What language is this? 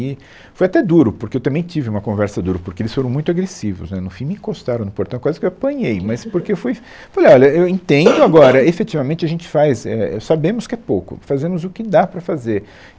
Portuguese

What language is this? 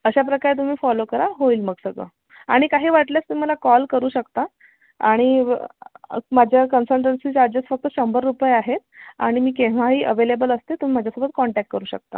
Marathi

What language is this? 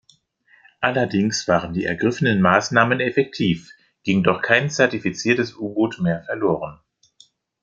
German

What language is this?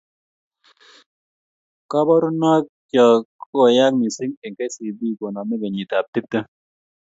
Kalenjin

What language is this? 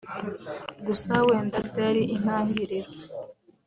Kinyarwanda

